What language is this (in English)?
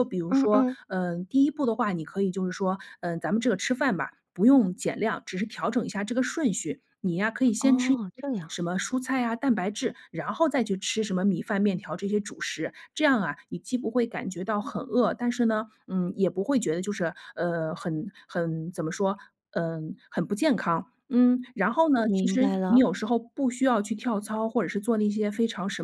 Chinese